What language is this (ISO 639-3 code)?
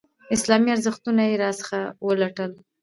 pus